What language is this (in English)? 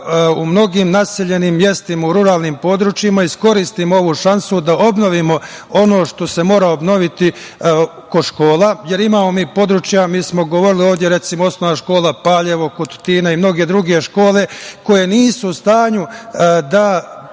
Serbian